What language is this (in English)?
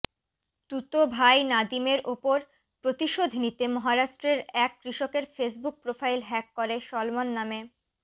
Bangla